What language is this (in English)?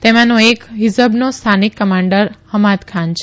Gujarati